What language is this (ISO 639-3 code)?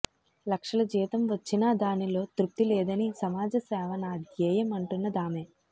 tel